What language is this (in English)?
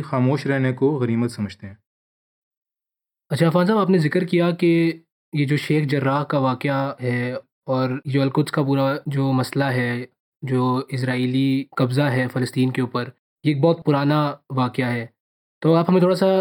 Urdu